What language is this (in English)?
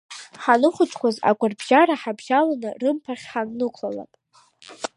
Abkhazian